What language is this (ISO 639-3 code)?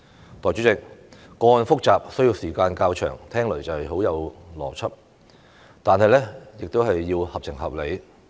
yue